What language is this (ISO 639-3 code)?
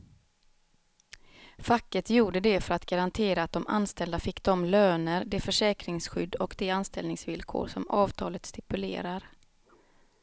swe